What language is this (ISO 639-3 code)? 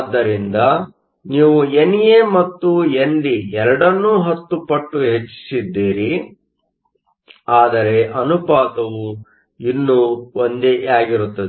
kan